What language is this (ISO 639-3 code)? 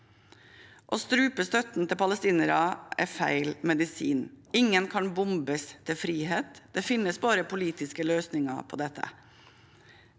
nor